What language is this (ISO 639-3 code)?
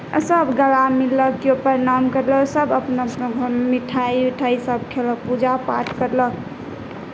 mai